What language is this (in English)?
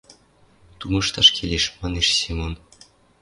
Western Mari